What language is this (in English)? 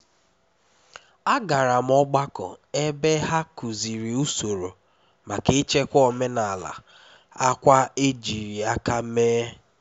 Igbo